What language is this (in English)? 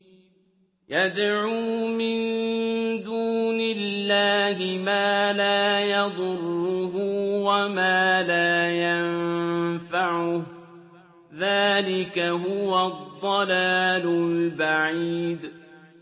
Arabic